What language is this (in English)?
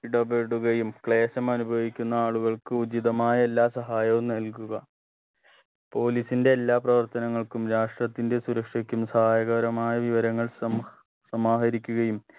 Malayalam